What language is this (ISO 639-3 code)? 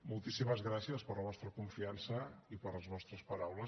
cat